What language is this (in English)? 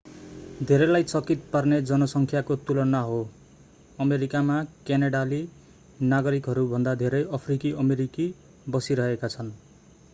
Nepali